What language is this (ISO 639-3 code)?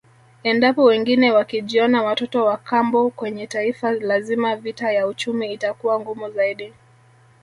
swa